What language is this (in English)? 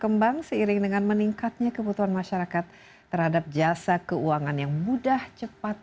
Indonesian